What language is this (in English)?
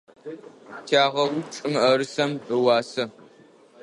Adyghe